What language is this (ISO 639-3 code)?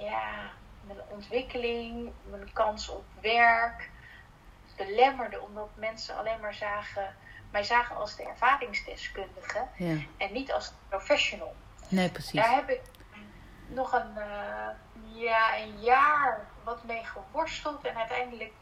nld